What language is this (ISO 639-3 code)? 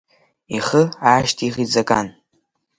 abk